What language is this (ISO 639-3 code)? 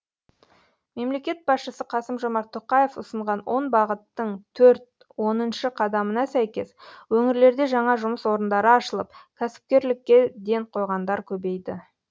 kaz